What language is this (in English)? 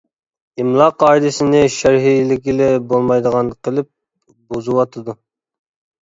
Uyghur